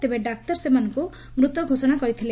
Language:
Odia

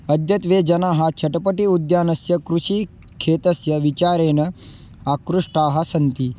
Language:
Sanskrit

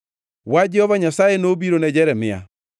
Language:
Luo (Kenya and Tanzania)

